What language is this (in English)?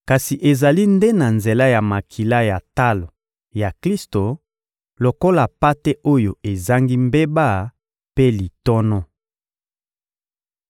Lingala